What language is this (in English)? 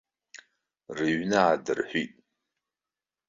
Abkhazian